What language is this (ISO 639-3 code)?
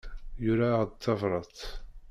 kab